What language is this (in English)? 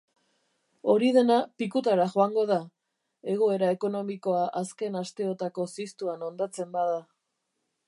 Basque